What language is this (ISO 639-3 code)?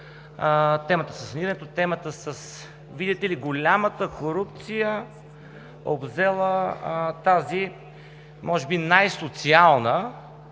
bul